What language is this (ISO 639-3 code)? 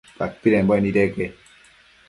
mcf